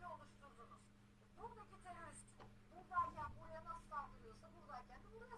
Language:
Turkish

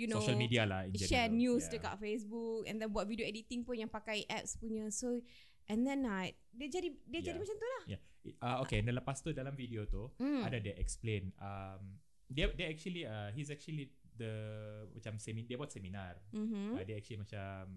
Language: Malay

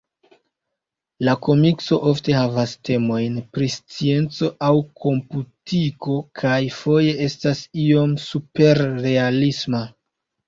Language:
Esperanto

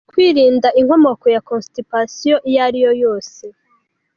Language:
Kinyarwanda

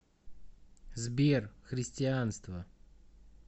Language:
Russian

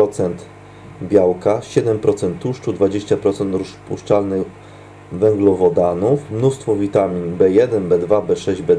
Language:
Polish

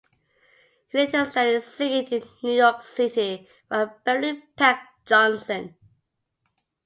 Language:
English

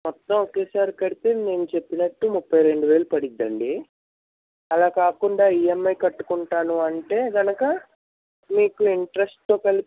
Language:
Telugu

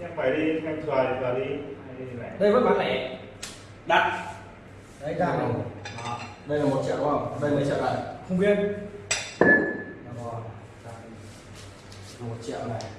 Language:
Vietnamese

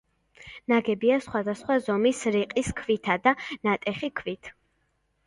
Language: Georgian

